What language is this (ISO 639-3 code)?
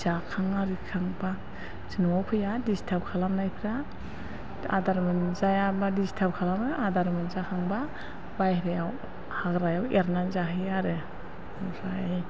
brx